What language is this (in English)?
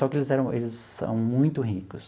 Portuguese